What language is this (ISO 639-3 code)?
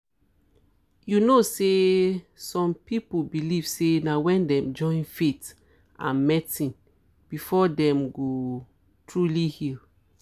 pcm